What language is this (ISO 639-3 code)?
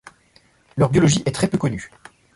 fra